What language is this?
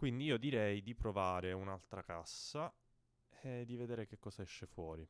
Italian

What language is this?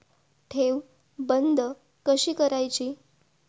Marathi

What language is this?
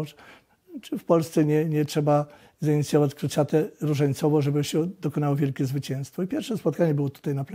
Polish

